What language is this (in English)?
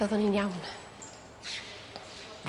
Welsh